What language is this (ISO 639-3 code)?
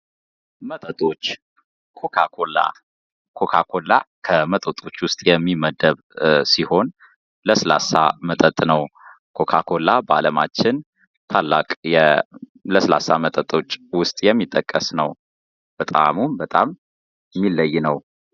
amh